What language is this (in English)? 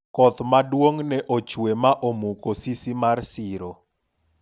Luo (Kenya and Tanzania)